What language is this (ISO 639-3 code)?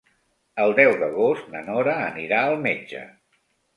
cat